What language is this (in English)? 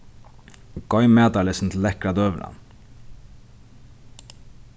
Faroese